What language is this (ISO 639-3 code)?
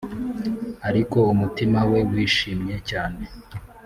kin